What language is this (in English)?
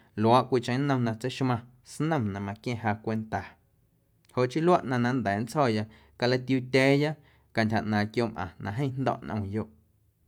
Guerrero Amuzgo